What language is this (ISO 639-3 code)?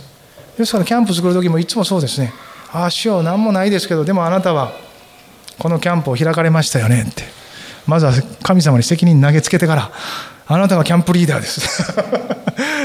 jpn